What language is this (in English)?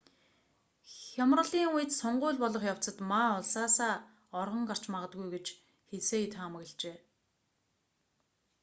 Mongolian